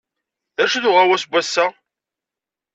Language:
Kabyle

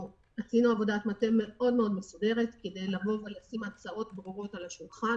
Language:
Hebrew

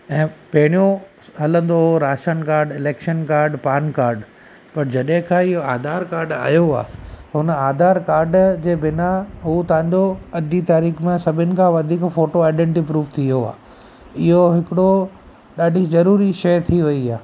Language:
Sindhi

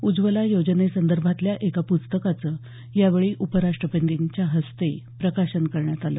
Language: Marathi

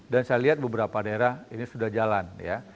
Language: Indonesian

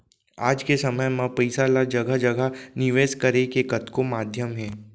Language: Chhattisgarhi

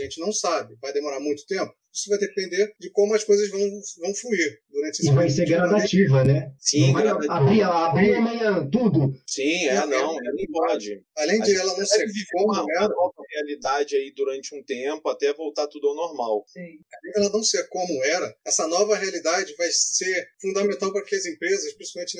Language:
Portuguese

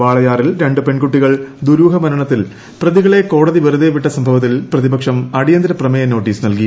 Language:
Malayalam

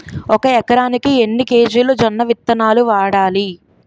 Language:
Telugu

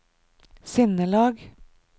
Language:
Norwegian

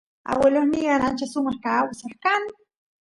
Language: Santiago del Estero Quichua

